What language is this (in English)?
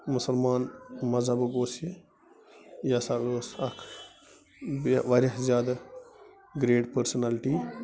Kashmiri